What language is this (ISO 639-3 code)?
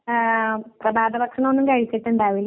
mal